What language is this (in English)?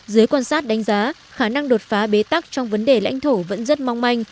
Vietnamese